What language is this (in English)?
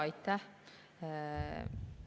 Estonian